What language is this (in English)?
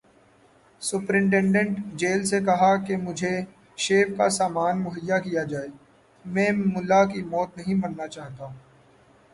Urdu